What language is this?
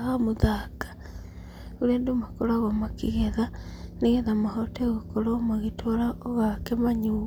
Kikuyu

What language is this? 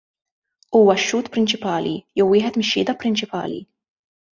Maltese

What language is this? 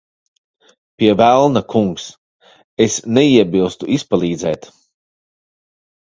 Latvian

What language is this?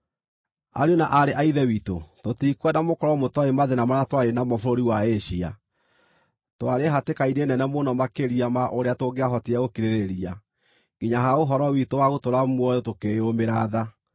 Kikuyu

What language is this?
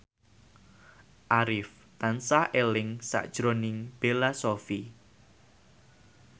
Javanese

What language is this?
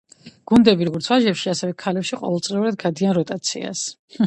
Georgian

